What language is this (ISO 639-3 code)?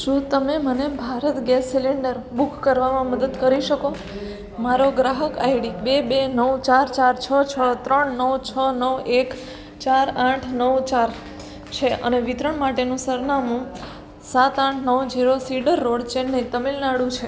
guj